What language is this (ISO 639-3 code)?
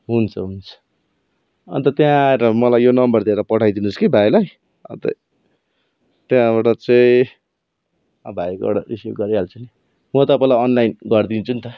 nep